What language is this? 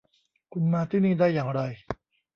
Thai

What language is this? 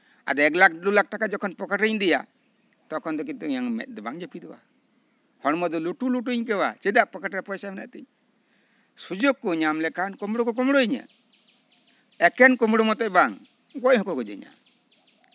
Santali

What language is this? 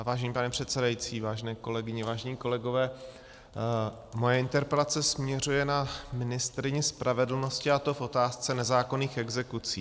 Czech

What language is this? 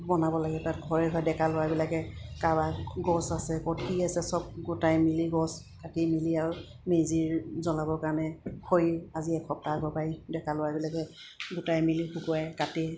Assamese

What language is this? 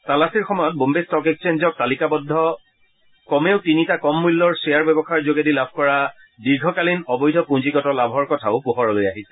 Assamese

